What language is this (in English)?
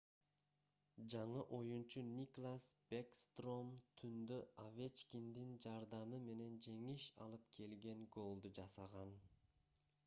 Kyrgyz